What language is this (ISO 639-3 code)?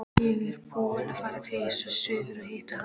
isl